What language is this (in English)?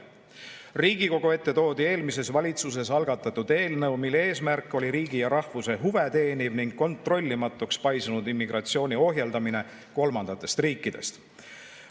Estonian